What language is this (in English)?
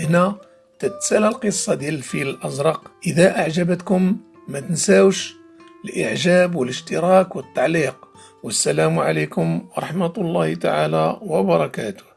Arabic